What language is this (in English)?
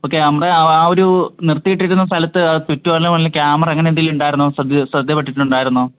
Malayalam